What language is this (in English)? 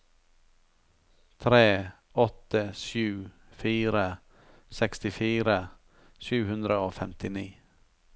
Norwegian